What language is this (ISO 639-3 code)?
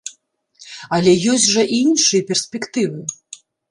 bel